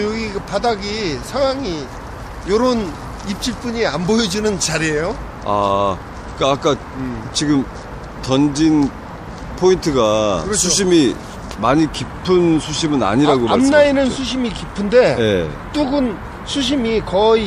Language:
Korean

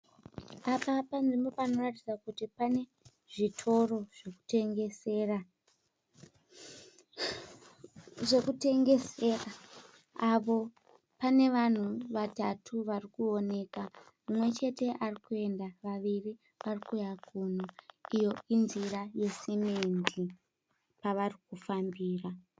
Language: Shona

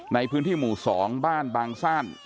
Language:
Thai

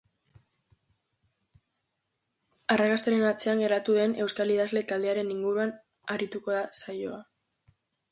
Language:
Basque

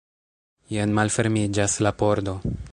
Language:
Esperanto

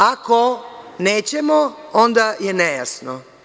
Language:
Serbian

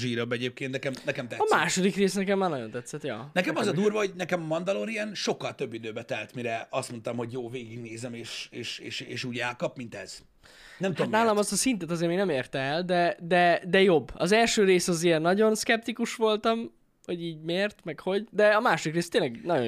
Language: Hungarian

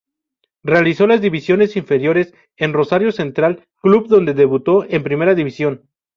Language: Spanish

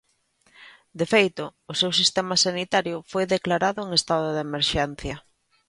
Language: Galician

